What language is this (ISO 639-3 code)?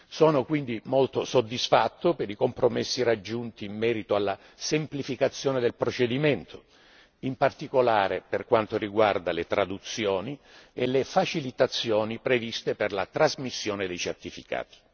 ita